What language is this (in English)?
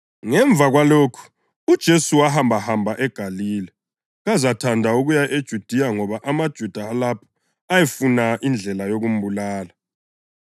North Ndebele